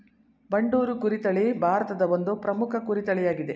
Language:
Kannada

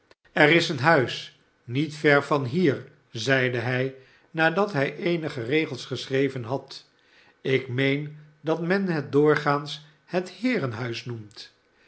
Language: Dutch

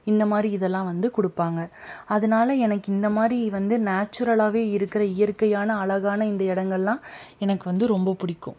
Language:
Tamil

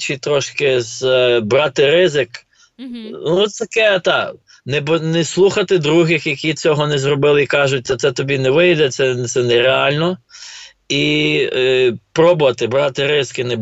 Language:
Ukrainian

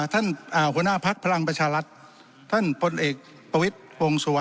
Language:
Thai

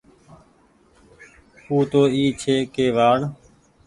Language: Goaria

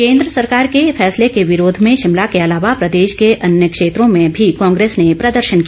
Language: Hindi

